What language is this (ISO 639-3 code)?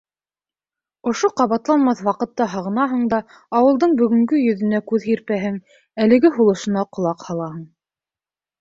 bak